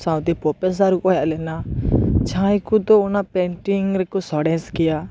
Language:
Santali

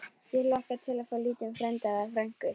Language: Icelandic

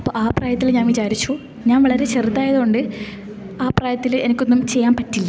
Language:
Malayalam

